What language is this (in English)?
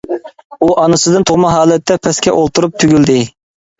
Uyghur